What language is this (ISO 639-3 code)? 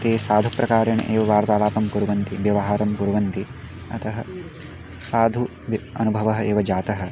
san